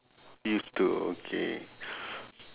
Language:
English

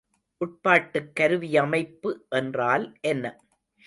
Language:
Tamil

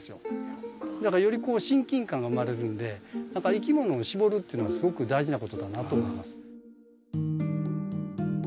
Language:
Japanese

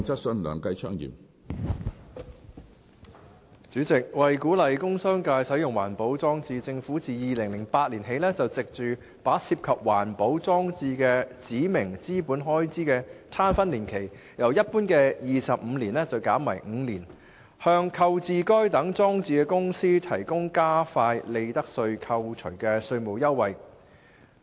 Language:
Cantonese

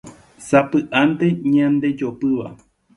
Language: Guarani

